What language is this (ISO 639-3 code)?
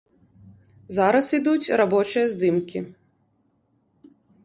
bel